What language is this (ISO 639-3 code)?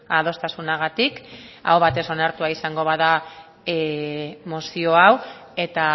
eus